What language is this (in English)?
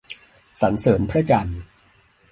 Thai